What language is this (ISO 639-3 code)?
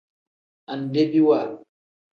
kdh